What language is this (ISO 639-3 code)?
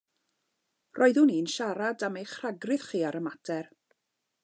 cym